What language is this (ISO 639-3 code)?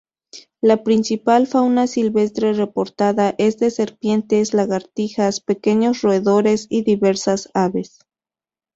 spa